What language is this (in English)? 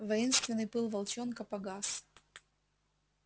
Russian